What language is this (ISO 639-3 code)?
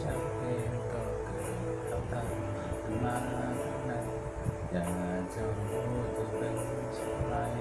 tha